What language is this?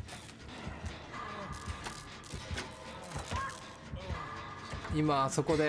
Japanese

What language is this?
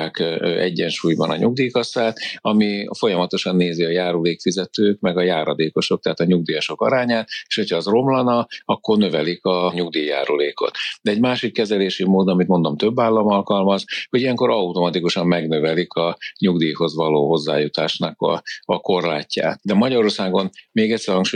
Hungarian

